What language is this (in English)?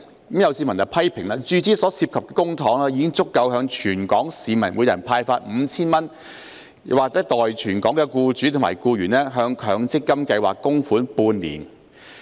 Cantonese